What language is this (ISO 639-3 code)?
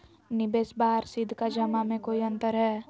mag